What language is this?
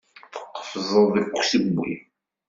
Kabyle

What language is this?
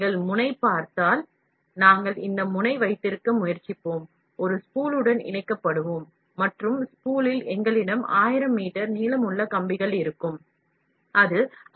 Tamil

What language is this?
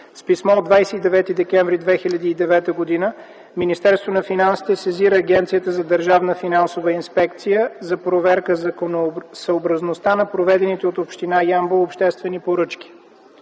Bulgarian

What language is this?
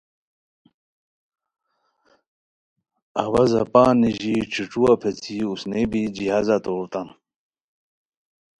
Khowar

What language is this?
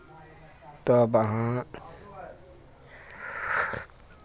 Maithili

